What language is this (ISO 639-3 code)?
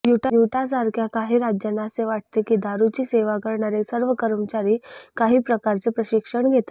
mar